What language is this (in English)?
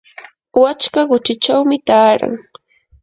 Yanahuanca Pasco Quechua